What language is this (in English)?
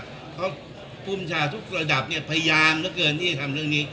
Thai